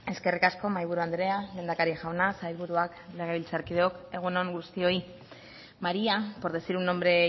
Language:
Basque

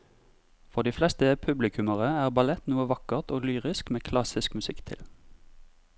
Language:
Norwegian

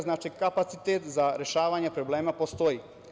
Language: Serbian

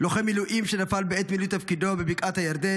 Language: Hebrew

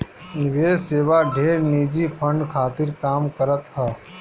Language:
Bhojpuri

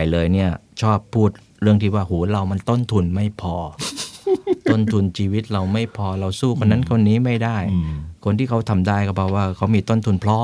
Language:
Thai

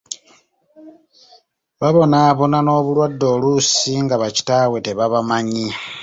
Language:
Ganda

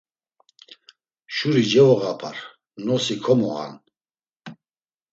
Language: Laz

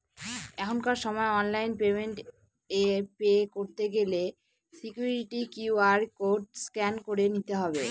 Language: Bangla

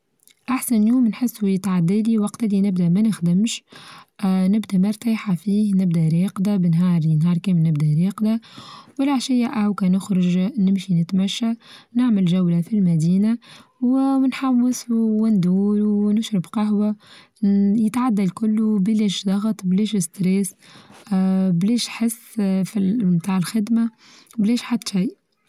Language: Tunisian Arabic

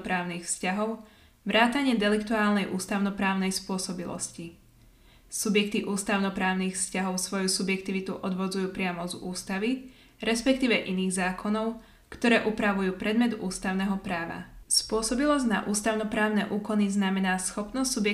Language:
Slovak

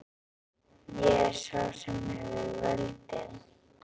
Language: Icelandic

